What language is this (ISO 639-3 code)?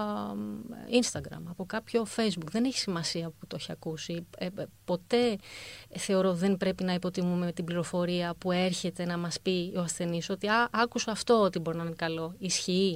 ell